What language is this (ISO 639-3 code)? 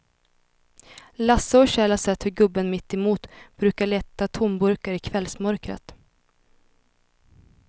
swe